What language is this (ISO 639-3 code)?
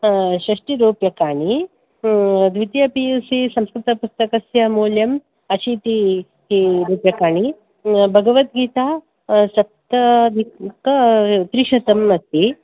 san